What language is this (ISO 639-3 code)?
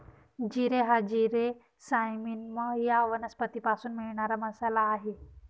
mar